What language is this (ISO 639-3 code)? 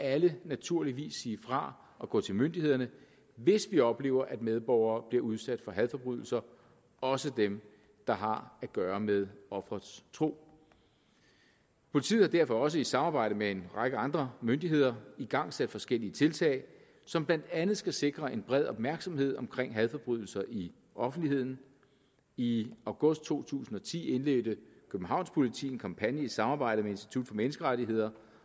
dan